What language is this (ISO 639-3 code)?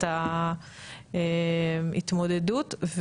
heb